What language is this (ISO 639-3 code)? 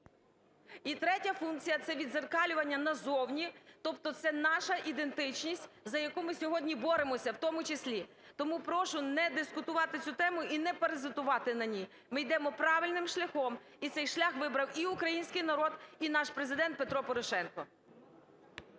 ukr